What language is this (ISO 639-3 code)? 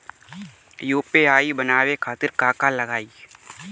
bho